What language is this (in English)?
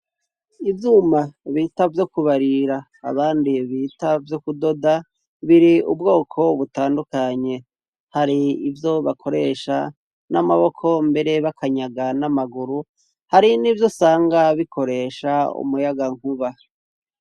Rundi